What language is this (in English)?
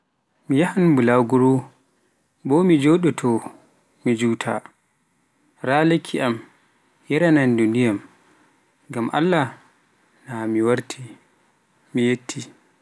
Pular